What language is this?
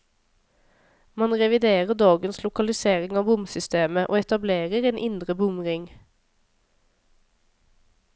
Norwegian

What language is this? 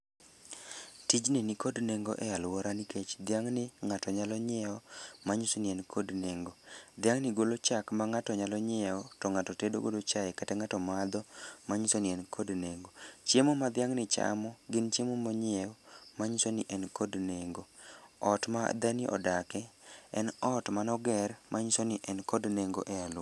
Luo (Kenya and Tanzania)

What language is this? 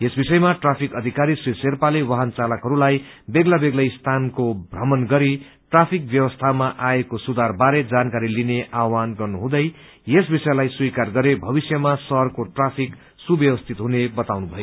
Nepali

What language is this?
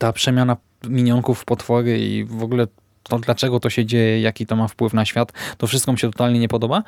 Polish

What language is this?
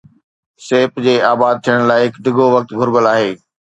Sindhi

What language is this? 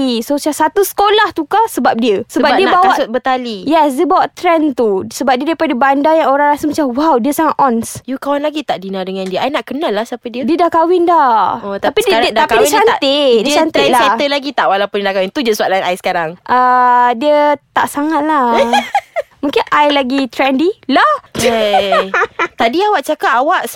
Malay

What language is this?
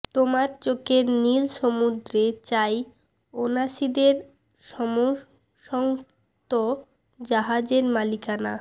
Bangla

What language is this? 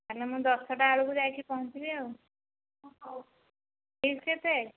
Odia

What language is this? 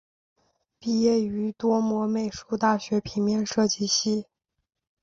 Chinese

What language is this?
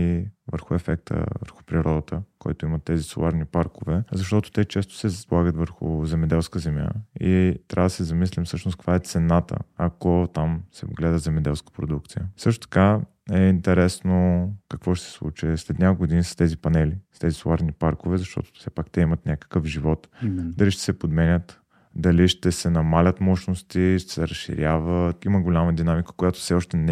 Bulgarian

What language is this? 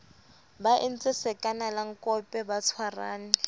Southern Sotho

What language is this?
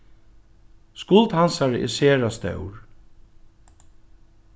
Faroese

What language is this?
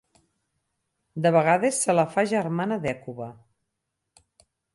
Catalan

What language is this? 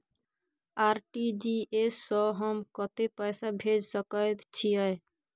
Maithili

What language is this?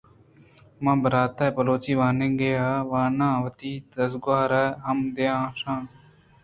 Eastern Balochi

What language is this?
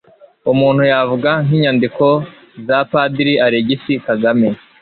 Kinyarwanda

